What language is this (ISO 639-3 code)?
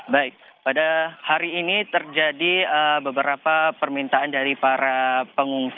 ind